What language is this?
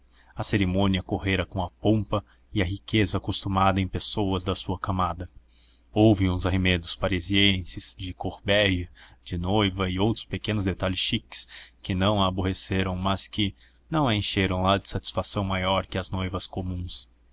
Portuguese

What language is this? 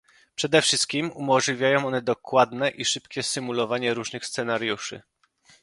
Polish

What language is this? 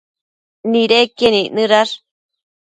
Matsés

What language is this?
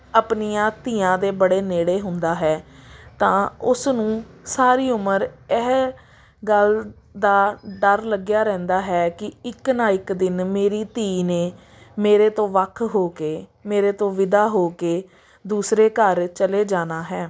Punjabi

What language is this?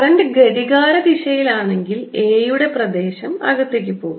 Malayalam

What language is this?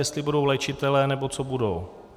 Czech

